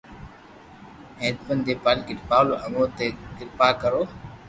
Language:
Loarki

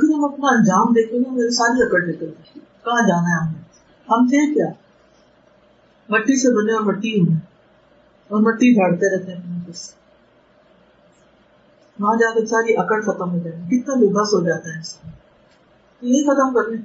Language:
Urdu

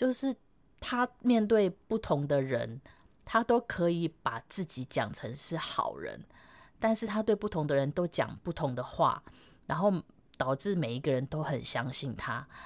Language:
Chinese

